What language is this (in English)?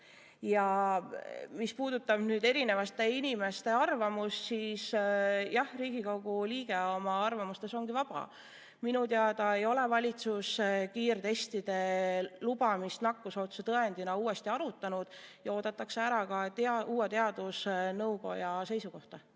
Estonian